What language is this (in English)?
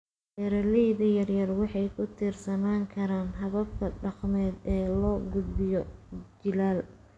Somali